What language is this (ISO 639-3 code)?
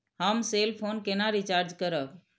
mai